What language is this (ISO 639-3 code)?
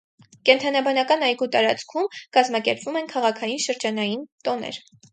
hye